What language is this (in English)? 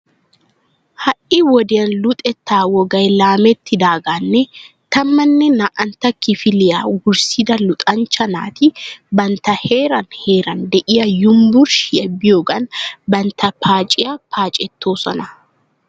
Wolaytta